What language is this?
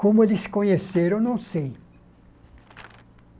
Portuguese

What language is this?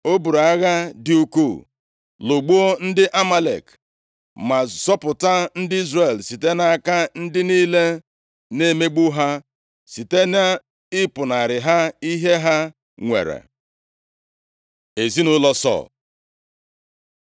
Igbo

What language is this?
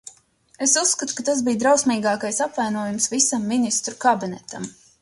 Latvian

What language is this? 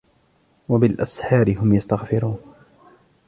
Arabic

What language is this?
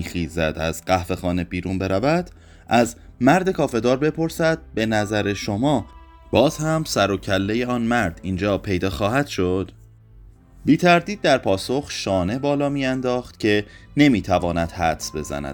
Persian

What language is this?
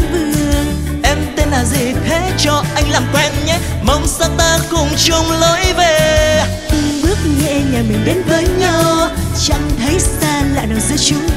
Vietnamese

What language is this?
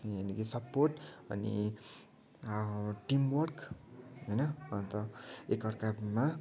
Nepali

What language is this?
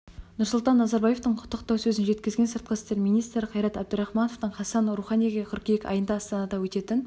Kazakh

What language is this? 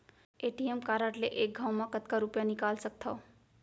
Chhattisgarhi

